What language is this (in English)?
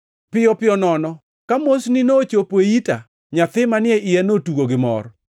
Luo (Kenya and Tanzania)